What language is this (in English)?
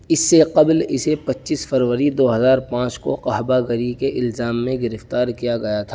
Urdu